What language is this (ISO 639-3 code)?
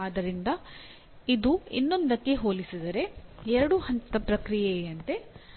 kan